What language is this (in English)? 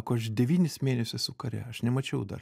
Lithuanian